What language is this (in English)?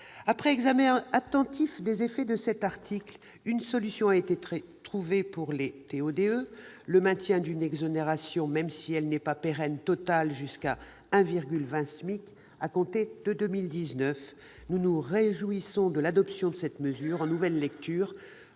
French